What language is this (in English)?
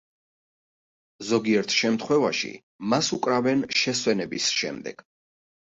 Georgian